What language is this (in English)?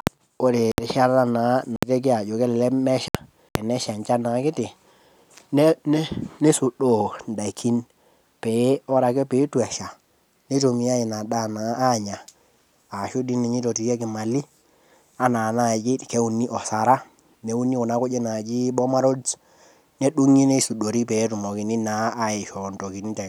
Masai